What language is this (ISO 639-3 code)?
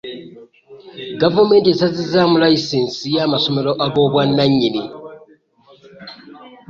lug